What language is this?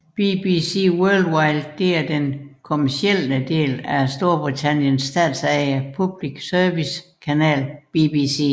Danish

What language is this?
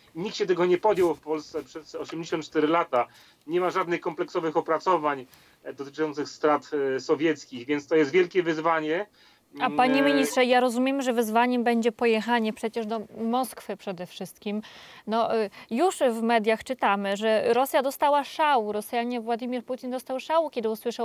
Polish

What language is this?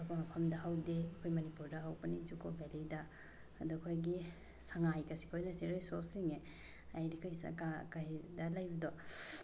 Manipuri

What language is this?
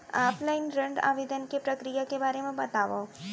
Chhattisgarhi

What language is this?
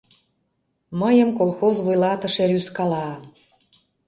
Mari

